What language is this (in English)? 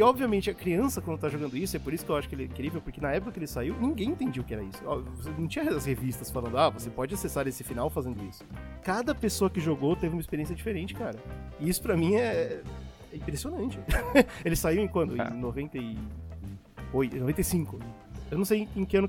Portuguese